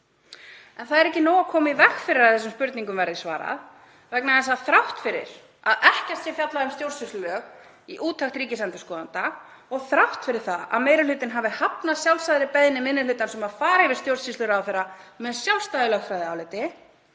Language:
Icelandic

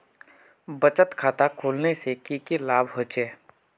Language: Magahi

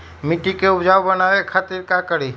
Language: Magahi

